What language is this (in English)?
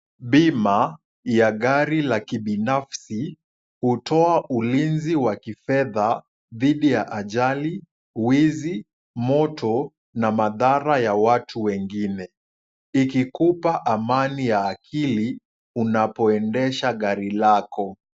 Swahili